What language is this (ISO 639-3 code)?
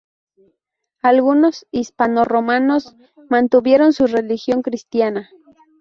spa